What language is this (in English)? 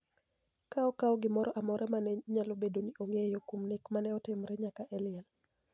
Luo (Kenya and Tanzania)